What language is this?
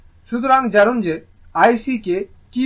Bangla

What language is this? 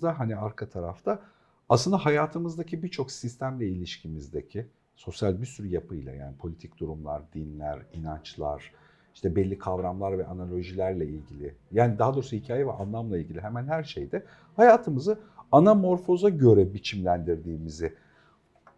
Turkish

